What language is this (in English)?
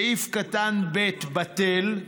Hebrew